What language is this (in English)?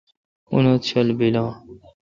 Kalkoti